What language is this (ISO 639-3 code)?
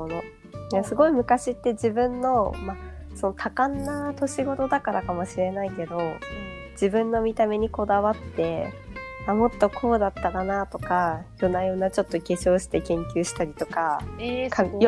jpn